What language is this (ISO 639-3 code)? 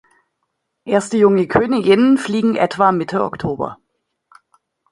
deu